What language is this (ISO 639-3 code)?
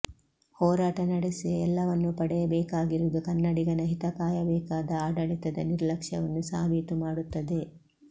kan